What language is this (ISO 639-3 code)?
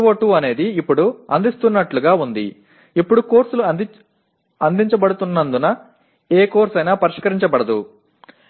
tam